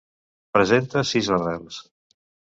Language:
Catalan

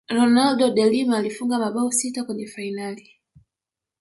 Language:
Swahili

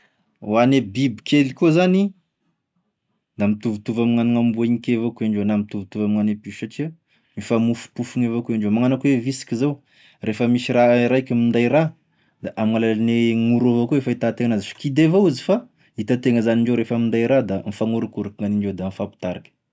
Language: Tesaka Malagasy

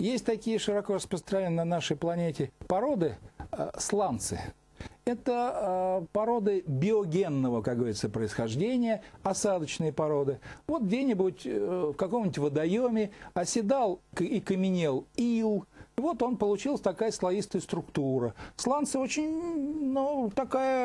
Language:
Russian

